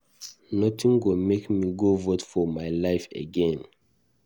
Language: Nigerian Pidgin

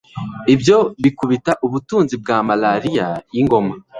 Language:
Kinyarwanda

